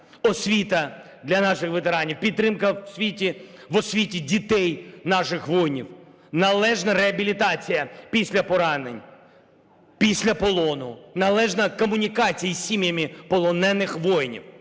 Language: Ukrainian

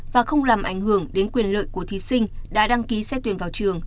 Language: Vietnamese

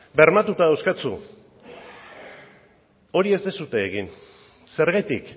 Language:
Basque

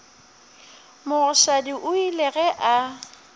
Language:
Northern Sotho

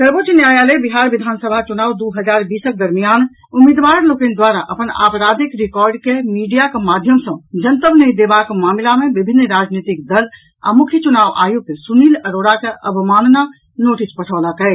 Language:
Maithili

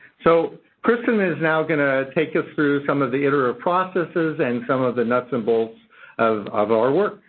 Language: English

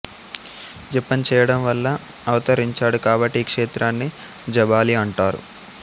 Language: Telugu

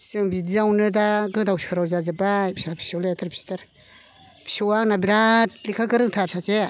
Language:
Bodo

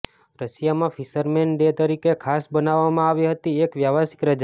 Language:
Gujarati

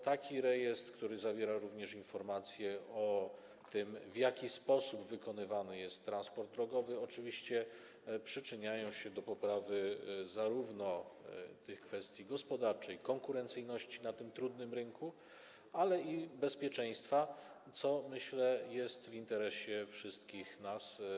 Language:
Polish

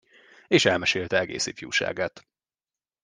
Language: Hungarian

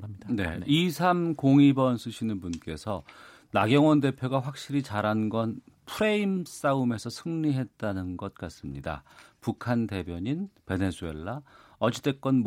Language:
Korean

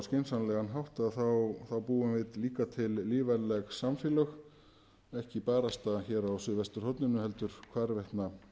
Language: Icelandic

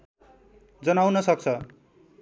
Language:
Nepali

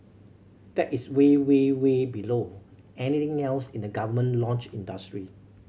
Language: English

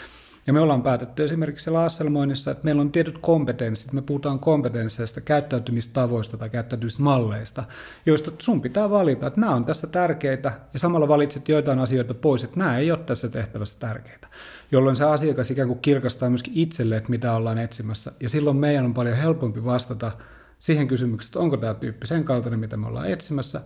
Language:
Finnish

